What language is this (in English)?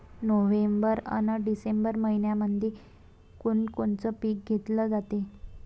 Marathi